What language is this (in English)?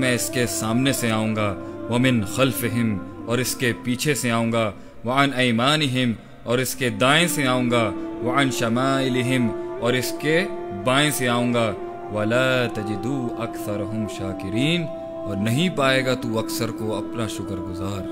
Urdu